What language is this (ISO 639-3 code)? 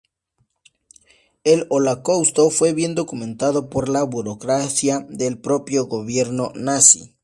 spa